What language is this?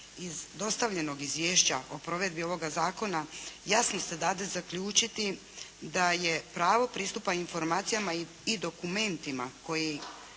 Croatian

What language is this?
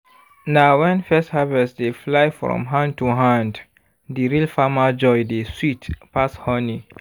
Nigerian Pidgin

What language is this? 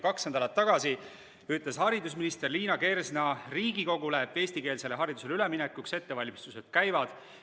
Estonian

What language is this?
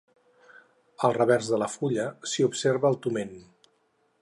Catalan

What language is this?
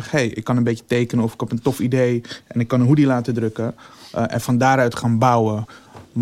Dutch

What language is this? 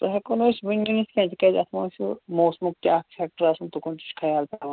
Kashmiri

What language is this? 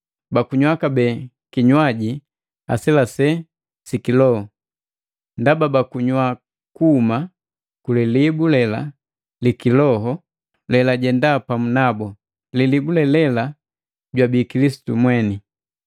Matengo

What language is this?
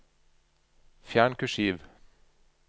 Norwegian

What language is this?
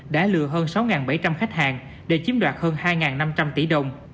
Vietnamese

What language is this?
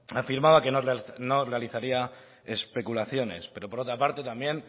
Spanish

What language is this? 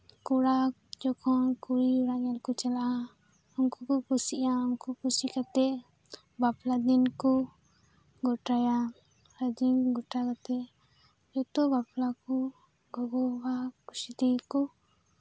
Santali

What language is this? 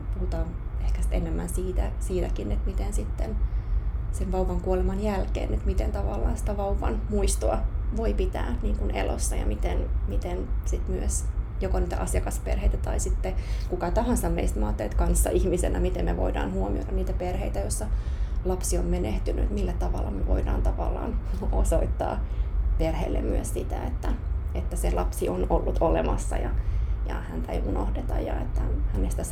Finnish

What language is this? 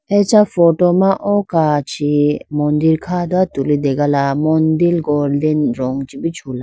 Idu-Mishmi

